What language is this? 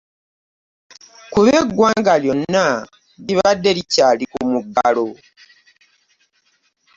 Ganda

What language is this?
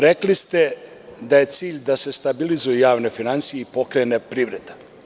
Serbian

